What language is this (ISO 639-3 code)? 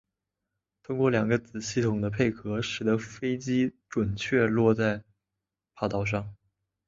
zho